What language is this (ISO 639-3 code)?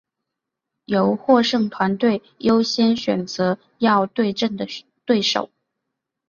zho